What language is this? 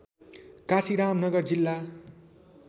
Nepali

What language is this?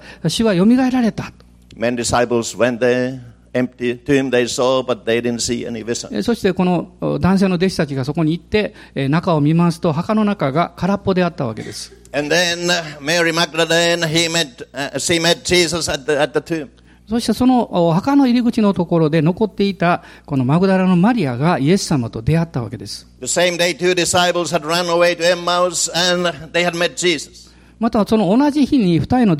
Japanese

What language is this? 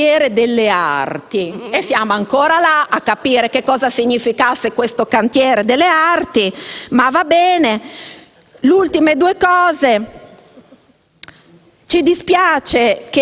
Italian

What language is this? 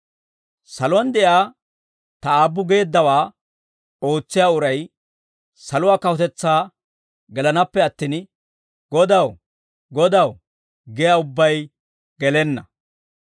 Dawro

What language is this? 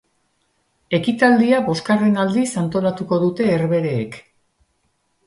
Basque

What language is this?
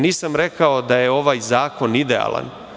Serbian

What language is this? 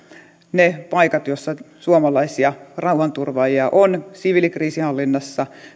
Finnish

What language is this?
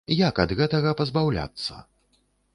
Belarusian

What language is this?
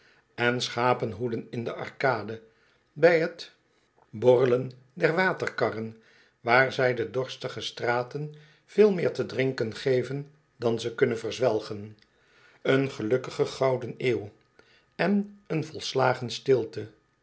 Dutch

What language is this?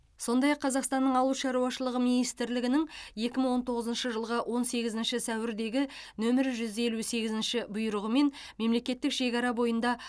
Kazakh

